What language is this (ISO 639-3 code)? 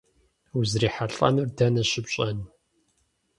kbd